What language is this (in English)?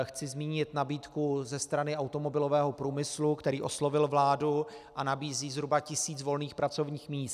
Czech